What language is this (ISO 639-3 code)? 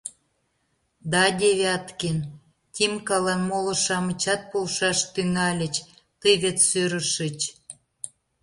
chm